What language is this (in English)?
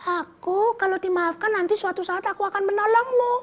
Indonesian